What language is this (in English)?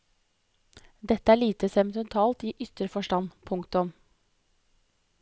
Norwegian